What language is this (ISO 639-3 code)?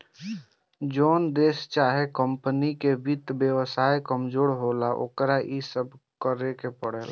bho